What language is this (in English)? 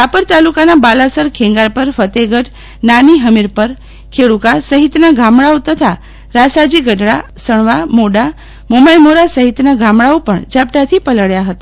Gujarati